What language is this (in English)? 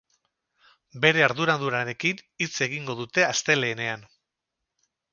Basque